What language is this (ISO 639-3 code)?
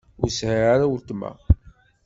kab